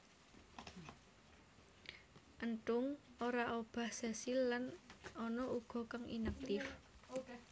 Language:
Javanese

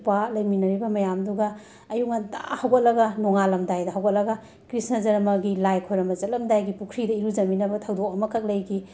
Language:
Manipuri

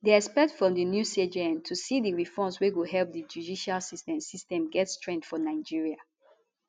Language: Nigerian Pidgin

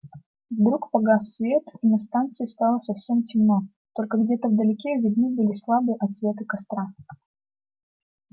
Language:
Russian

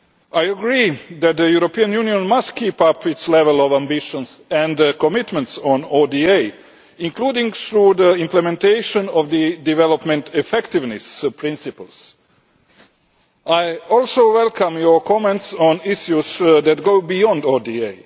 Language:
English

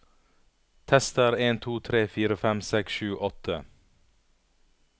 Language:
Norwegian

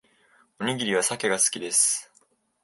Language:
Japanese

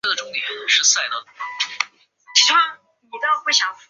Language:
Chinese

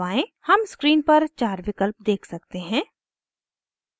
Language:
Hindi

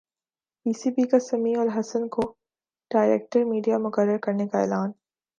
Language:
Urdu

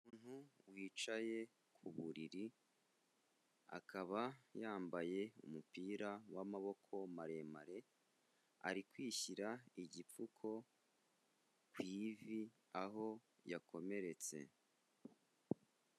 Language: Kinyarwanda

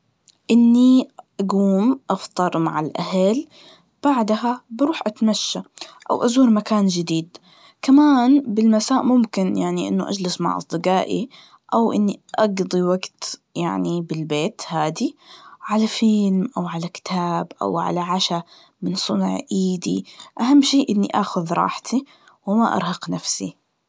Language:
Najdi Arabic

